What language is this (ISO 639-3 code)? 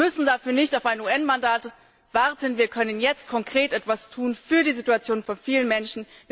deu